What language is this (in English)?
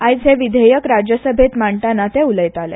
Konkani